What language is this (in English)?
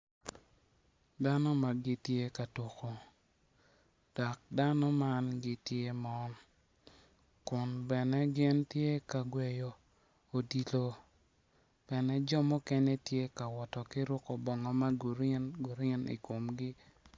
Acoli